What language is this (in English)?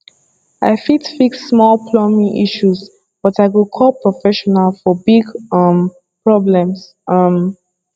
Nigerian Pidgin